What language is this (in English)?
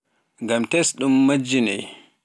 Pular